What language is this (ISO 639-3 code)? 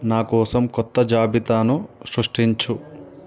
tel